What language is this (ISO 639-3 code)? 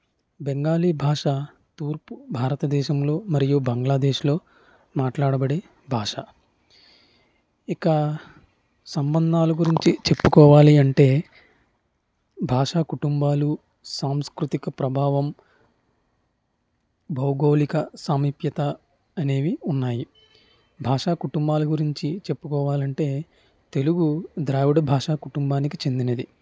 tel